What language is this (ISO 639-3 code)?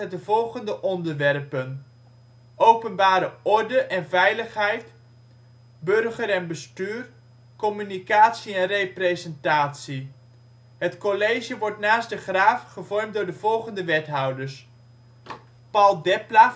nld